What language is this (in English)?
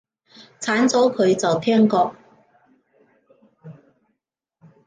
Cantonese